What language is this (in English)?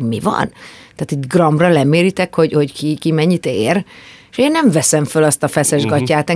Hungarian